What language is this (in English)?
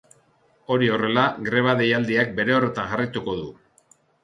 Basque